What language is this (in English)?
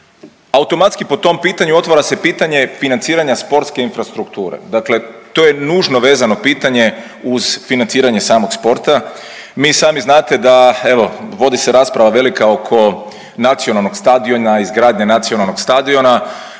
Croatian